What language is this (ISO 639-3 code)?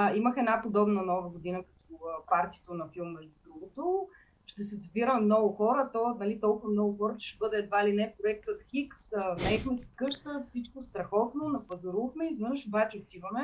bul